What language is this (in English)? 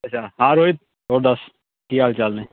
Punjabi